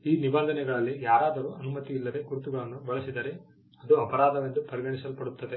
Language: Kannada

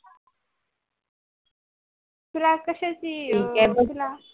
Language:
Marathi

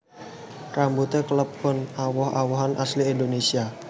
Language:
Javanese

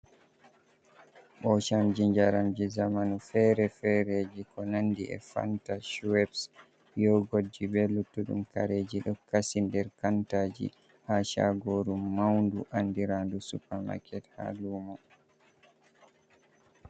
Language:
Fula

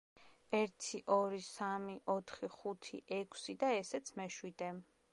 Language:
Georgian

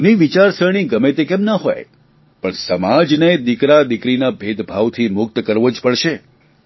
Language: Gujarati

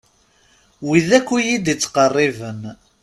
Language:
Kabyle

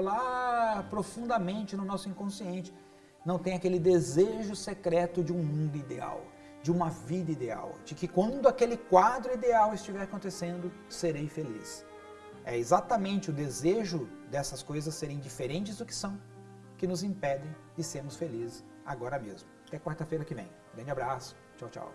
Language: Portuguese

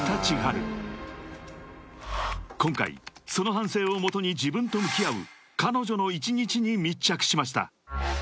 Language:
Japanese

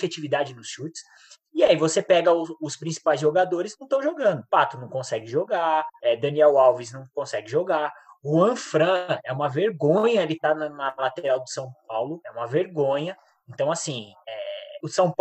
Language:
Portuguese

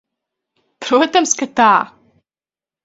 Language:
Latvian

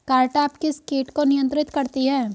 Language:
Hindi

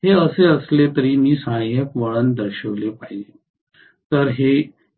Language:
Marathi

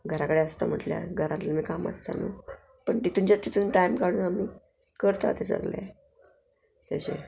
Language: Konkani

